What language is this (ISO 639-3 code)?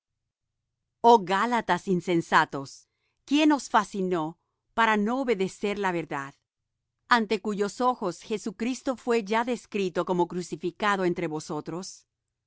spa